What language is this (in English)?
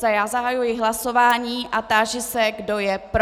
Czech